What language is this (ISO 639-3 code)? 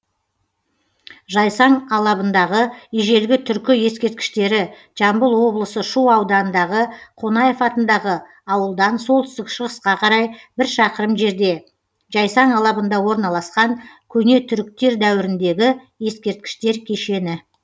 kaz